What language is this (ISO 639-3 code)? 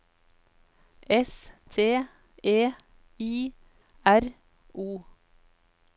nor